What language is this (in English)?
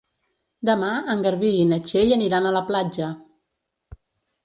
Catalan